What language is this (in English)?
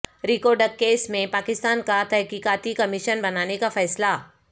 Urdu